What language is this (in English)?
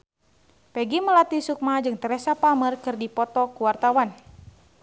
Sundanese